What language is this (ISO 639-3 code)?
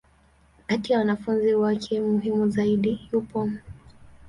swa